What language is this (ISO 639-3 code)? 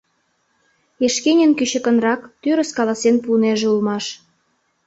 chm